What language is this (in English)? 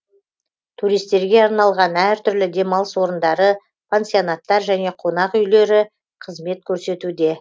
Kazakh